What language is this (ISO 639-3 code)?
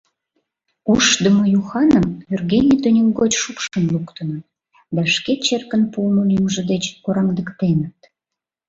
chm